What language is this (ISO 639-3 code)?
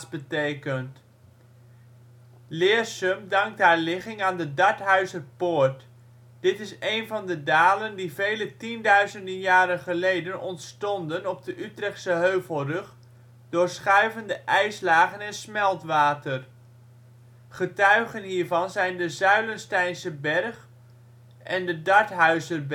nld